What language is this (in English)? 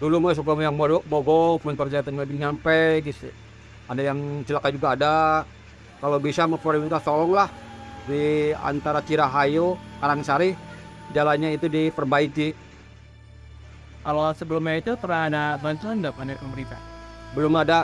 Indonesian